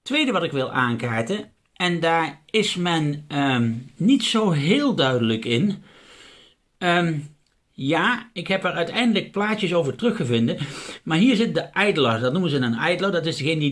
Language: Dutch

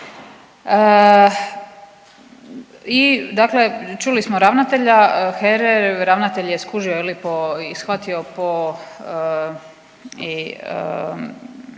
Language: Croatian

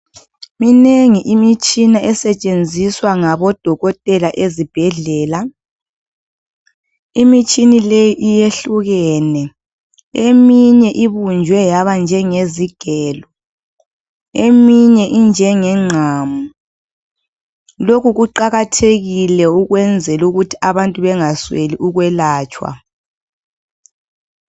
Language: North Ndebele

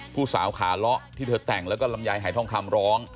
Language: Thai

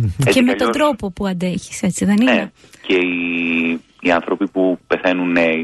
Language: Greek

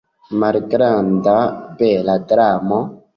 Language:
Esperanto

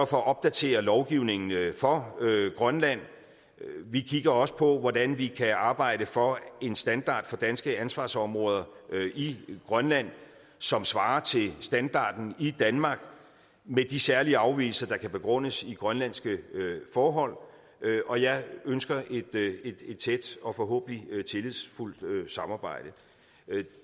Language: Danish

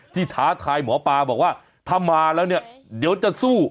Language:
Thai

